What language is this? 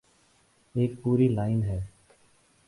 Urdu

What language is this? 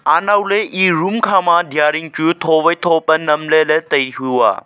Wancho Naga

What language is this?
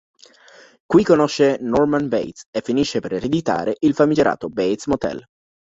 Italian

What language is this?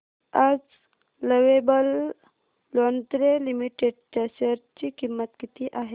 Marathi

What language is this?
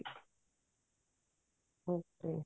Punjabi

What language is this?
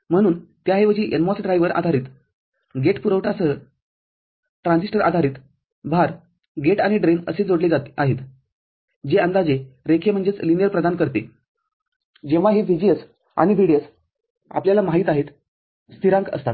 Marathi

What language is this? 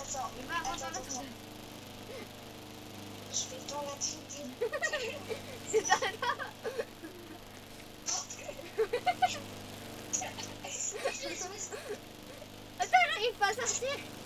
French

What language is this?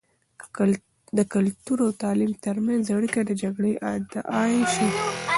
Pashto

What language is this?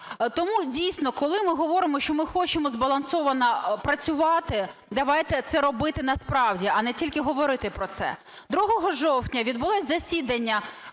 Ukrainian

